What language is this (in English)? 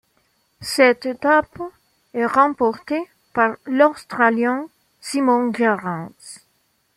French